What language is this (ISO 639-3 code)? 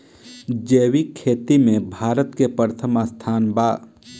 bho